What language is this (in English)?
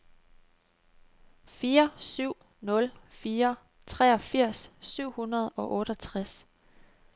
Danish